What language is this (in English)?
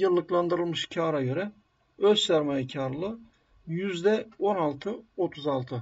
Turkish